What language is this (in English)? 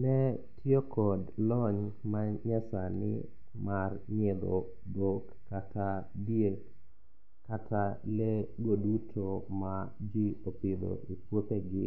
Luo (Kenya and Tanzania)